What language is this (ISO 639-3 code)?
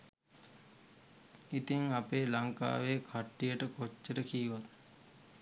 sin